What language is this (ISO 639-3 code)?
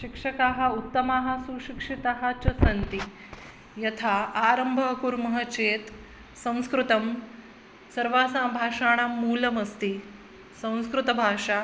san